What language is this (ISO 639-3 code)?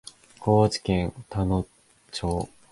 jpn